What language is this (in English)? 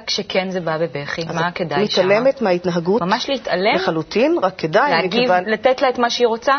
Hebrew